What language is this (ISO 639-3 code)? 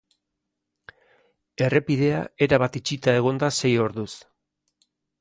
eus